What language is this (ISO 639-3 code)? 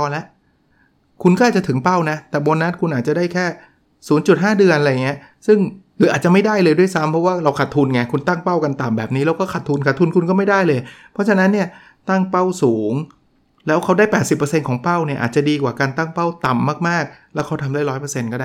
tha